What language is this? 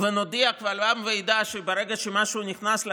Hebrew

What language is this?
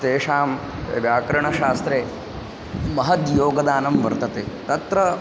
Sanskrit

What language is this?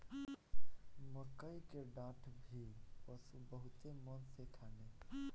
Bhojpuri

